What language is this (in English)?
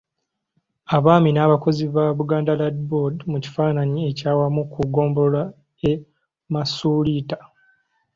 Ganda